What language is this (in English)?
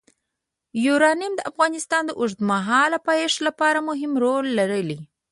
Pashto